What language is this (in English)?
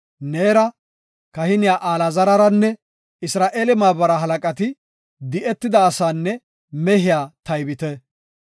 Gofa